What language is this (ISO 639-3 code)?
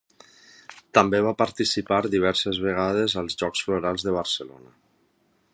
cat